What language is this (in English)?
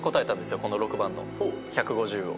Japanese